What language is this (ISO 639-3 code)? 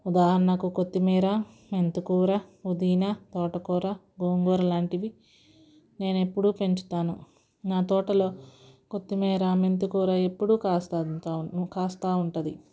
tel